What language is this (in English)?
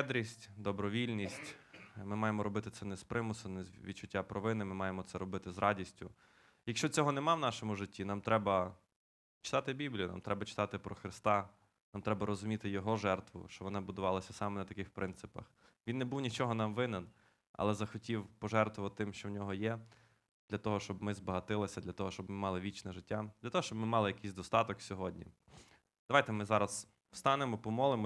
Ukrainian